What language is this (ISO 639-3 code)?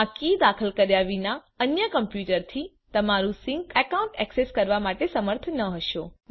guj